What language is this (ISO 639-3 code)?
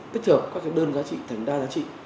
vie